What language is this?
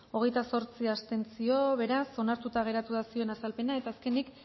Basque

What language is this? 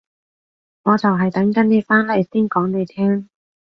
Cantonese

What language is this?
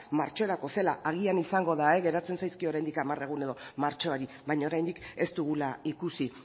Basque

